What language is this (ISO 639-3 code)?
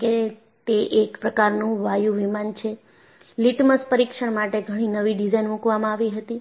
guj